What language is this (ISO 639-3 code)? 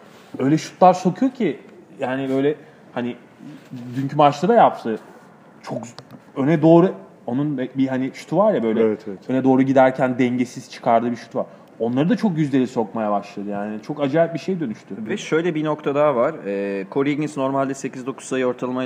tur